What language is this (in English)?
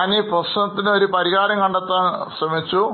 Malayalam